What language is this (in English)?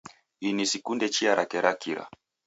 Taita